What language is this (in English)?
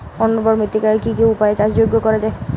Bangla